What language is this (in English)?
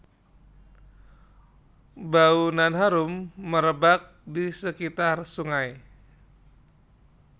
Javanese